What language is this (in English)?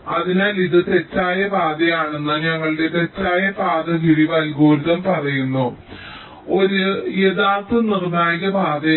Malayalam